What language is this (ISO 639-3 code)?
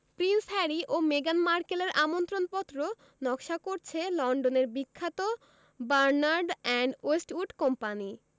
ben